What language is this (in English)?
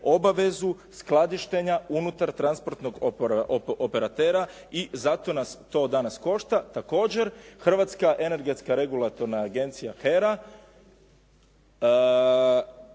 Croatian